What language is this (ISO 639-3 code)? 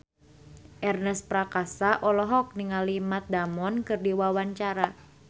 sun